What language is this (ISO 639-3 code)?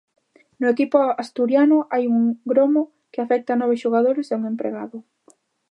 glg